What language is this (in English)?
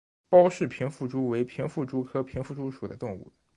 Chinese